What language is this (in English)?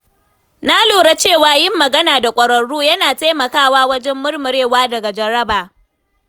Hausa